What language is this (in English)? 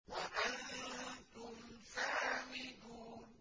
Arabic